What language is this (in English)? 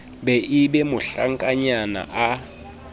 Southern Sotho